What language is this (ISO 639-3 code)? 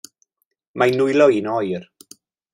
cym